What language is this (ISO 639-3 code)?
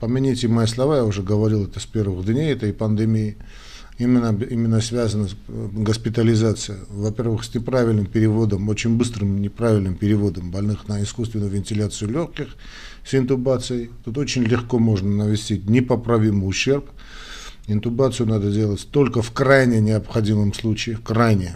rus